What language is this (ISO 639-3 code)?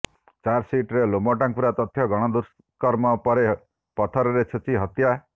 ori